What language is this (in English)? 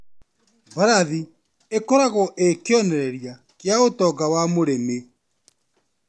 Kikuyu